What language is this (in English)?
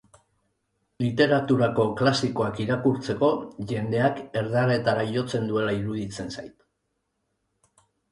Basque